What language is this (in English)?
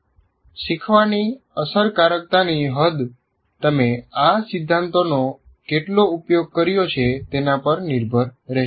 Gujarati